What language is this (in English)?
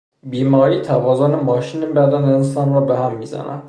Persian